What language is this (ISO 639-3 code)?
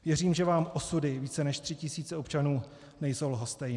ces